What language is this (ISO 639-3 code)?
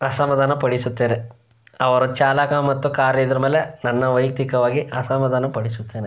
kan